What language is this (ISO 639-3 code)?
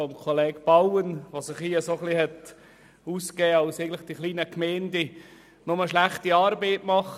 gsw